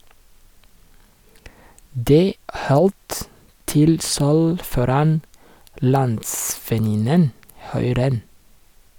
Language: Norwegian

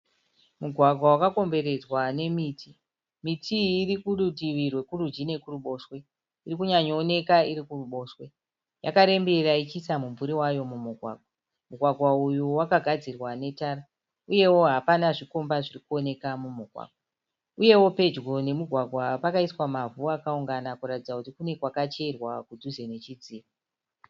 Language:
Shona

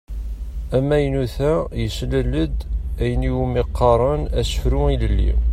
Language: Kabyle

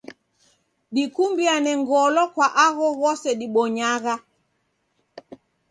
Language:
Taita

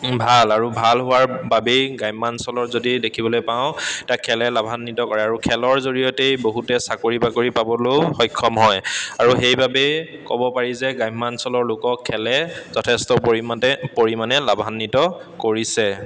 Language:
Assamese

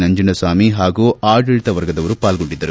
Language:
Kannada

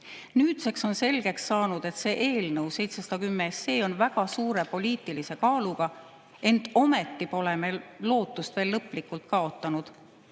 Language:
Estonian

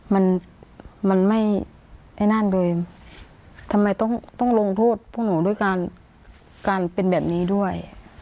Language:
Thai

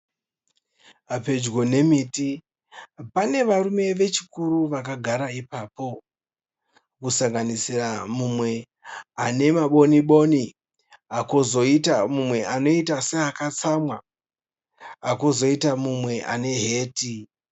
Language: Shona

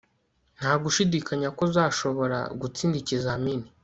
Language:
Kinyarwanda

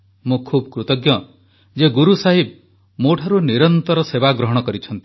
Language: Odia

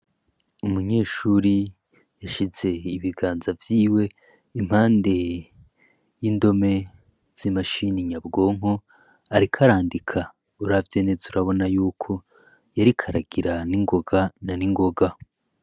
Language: Rundi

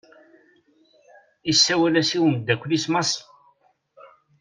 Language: Kabyle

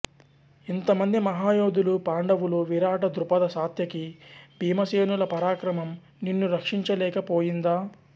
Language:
Telugu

